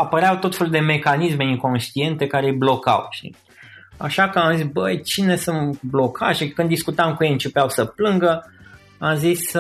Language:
Romanian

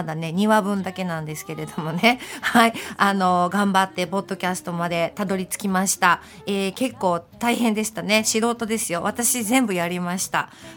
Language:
Japanese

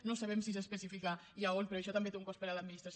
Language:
Catalan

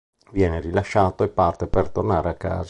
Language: Italian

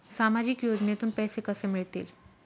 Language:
Marathi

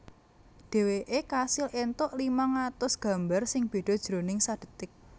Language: Javanese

